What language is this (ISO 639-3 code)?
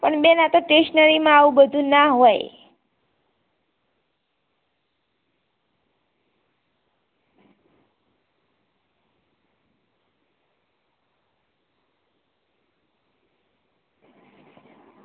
guj